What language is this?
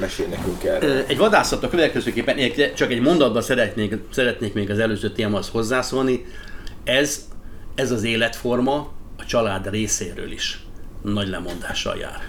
Hungarian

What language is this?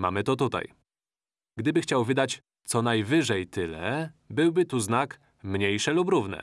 Polish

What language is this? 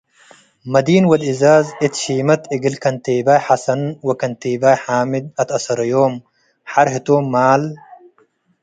Tigre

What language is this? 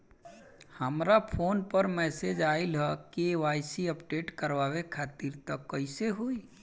Bhojpuri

